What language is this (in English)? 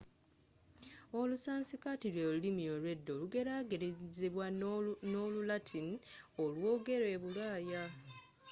Ganda